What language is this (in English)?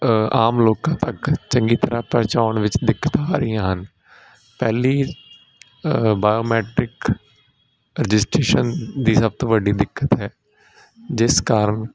Punjabi